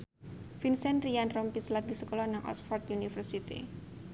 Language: Javanese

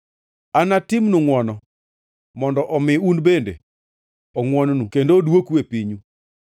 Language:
Luo (Kenya and Tanzania)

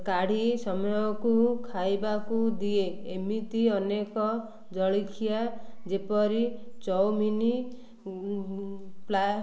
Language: Odia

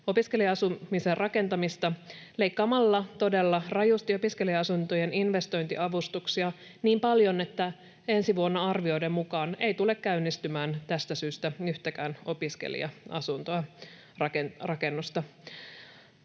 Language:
Finnish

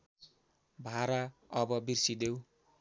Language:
Nepali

